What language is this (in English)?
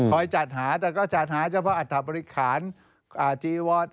Thai